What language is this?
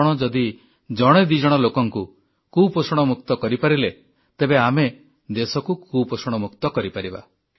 Odia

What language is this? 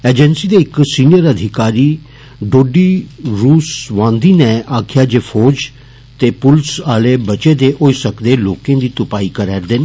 Dogri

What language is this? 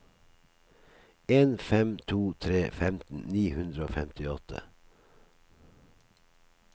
Norwegian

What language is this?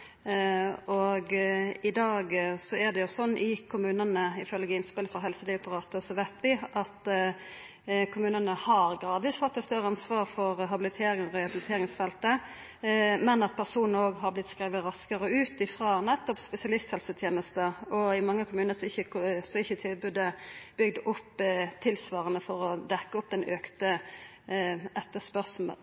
Norwegian Nynorsk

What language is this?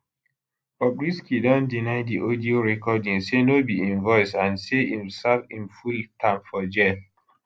Nigerian Pidgin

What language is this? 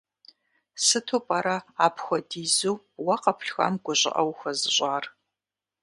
Kabardian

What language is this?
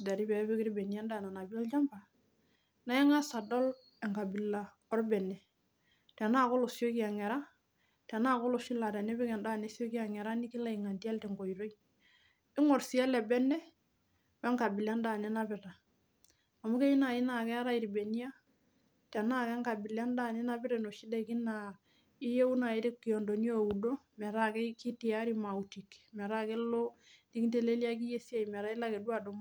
Masai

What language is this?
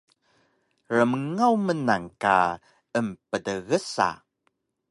Taroko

